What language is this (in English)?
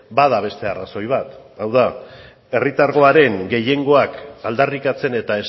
Basque